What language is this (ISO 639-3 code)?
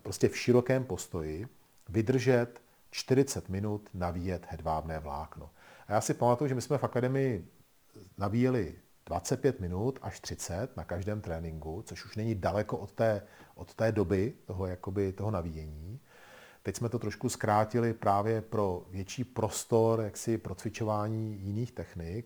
ces